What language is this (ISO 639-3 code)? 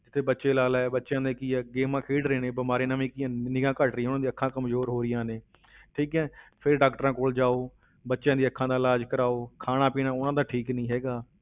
pan